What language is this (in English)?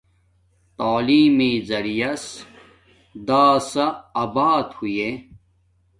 Domaaki